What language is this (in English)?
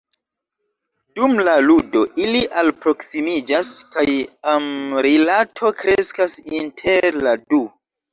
Esperanto